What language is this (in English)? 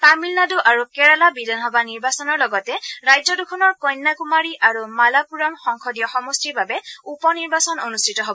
Assamese